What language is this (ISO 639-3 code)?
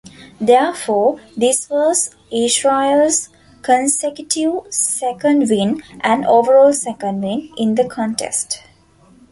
eng